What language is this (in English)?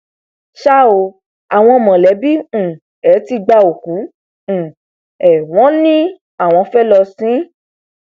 Yoruba